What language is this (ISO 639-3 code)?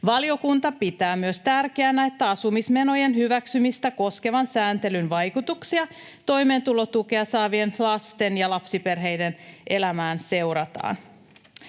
fin